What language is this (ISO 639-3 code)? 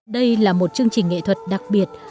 vie